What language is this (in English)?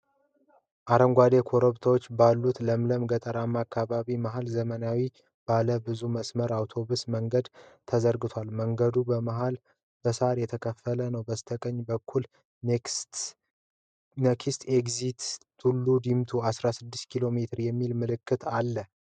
Amharic